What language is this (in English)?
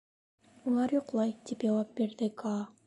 Bashkir